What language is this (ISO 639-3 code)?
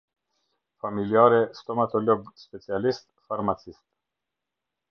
sqi